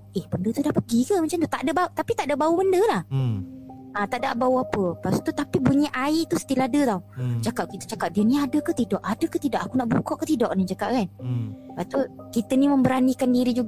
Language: Malay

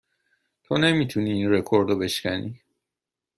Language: Persian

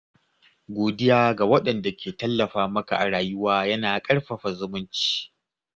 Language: Hausa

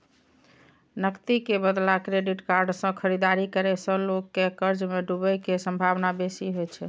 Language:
Maithili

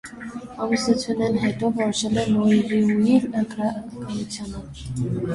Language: Armenian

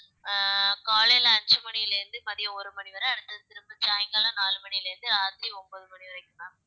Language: Tamil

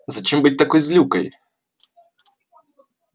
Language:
Russian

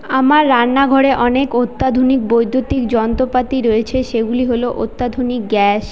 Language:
Bangla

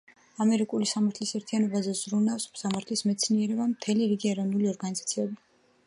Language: Georgian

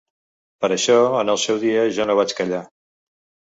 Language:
Catalan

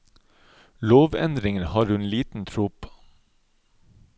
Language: Norwegian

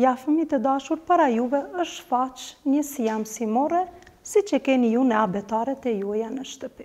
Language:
Turkish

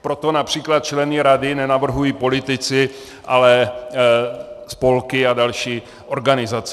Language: Czech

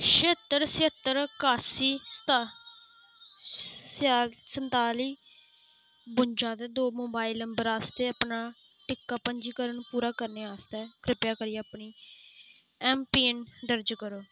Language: Dogri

